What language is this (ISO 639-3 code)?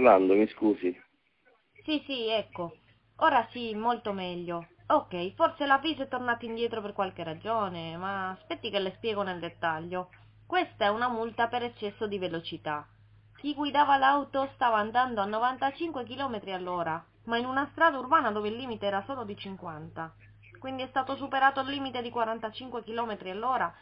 ita